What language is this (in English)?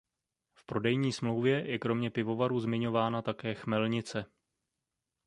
Czech